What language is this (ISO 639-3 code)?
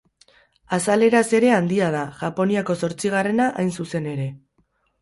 eus